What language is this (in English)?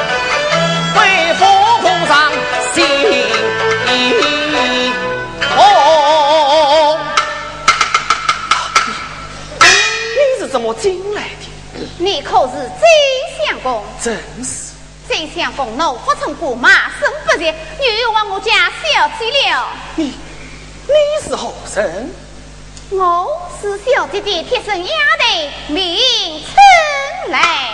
Chinese